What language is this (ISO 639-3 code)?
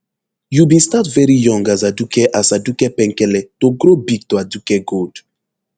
pcm